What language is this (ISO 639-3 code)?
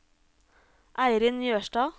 nor